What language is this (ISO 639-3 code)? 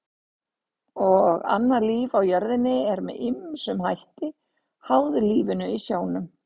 isl